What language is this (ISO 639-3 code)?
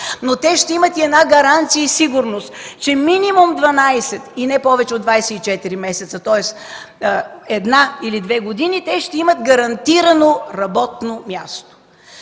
bul